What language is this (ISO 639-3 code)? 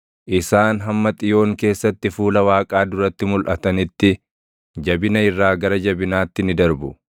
orm